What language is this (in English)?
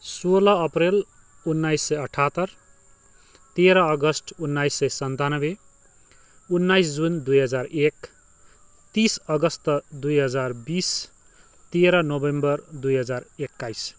Nepali